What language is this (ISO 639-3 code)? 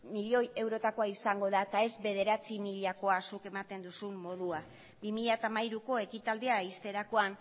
eus